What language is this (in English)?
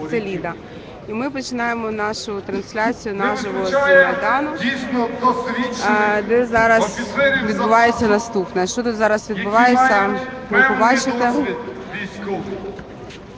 Ukrainian